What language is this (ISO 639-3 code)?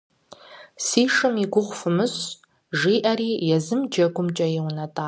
kbd